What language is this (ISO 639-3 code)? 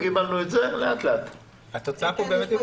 heb